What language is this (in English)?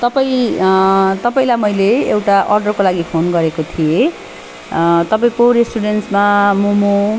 Nepali